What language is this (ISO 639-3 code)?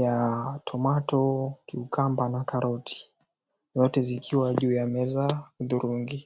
swa